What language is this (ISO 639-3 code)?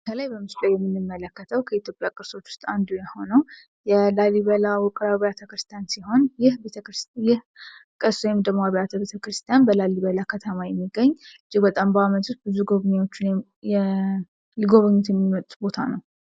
amh